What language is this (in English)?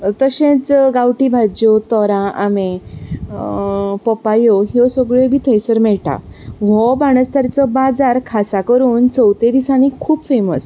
Konkani